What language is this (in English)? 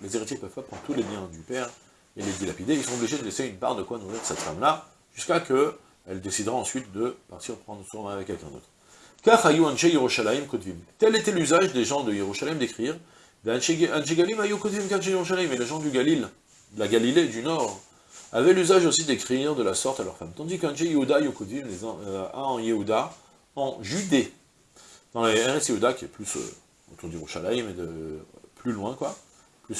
French